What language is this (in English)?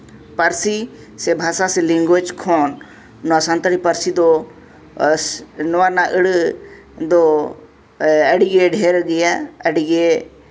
Santali